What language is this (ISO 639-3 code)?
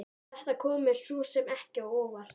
isl